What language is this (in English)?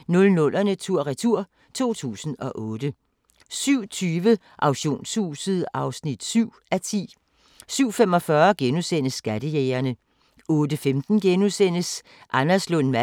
Danish